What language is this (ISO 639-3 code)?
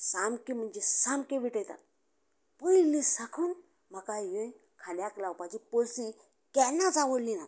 kok